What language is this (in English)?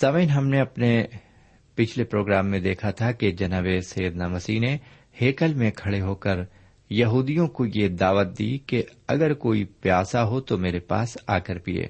Urdu